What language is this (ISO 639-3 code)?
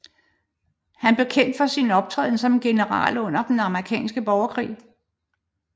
dan